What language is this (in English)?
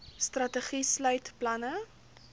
Afrikaans